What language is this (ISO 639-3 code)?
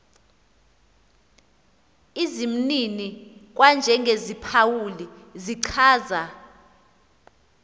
xho